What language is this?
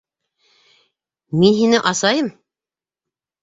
Bashkir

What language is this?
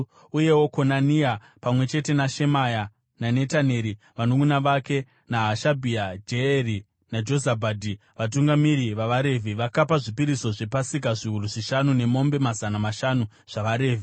Shona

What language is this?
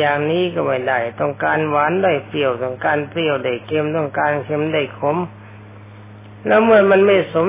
Thai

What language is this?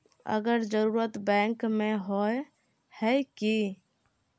Magahi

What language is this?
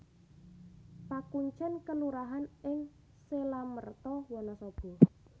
Javanese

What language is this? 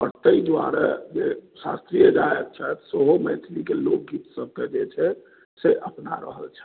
Maithili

